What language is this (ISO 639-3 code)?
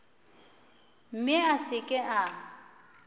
nso